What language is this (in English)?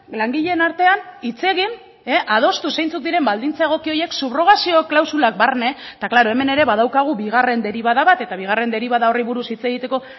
Basque